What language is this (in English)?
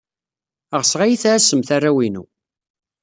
Kabyle